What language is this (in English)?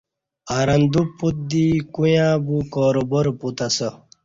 Kati